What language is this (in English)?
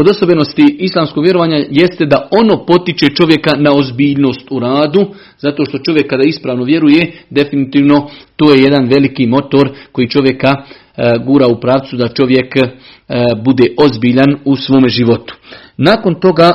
Croatian